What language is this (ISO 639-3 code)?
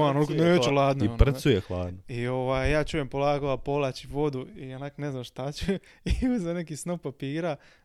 hrv